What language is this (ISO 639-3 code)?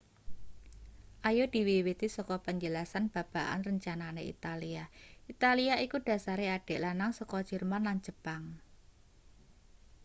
jav